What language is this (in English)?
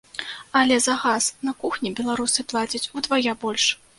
Belarusian